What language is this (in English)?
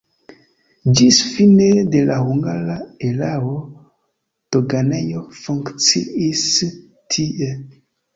Esperanto